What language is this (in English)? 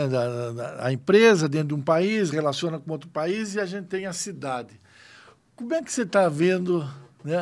Portuguese